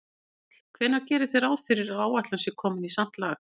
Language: Icelandic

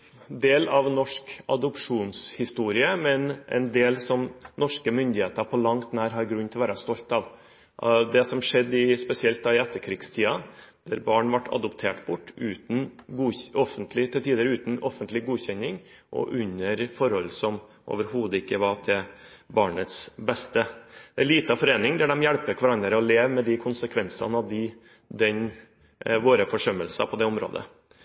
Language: Norwegian Bokmål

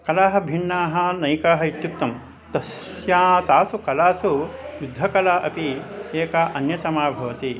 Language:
Sanskrit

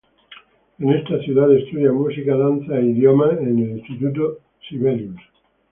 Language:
Spanish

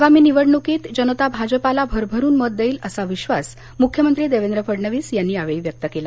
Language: Marathi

